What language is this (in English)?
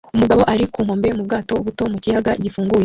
Kinyarwanda